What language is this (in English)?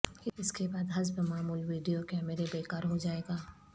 Urdu